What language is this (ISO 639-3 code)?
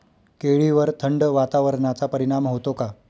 mar